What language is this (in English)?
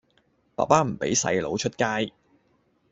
Cantonese